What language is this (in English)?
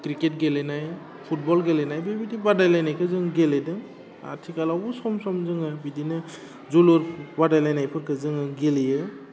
Bodo